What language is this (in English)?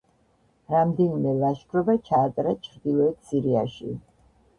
Georgian